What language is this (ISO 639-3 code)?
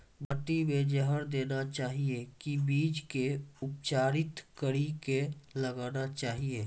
mai